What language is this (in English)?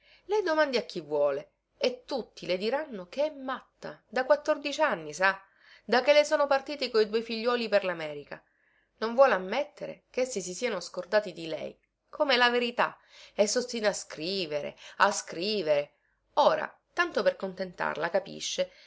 Italian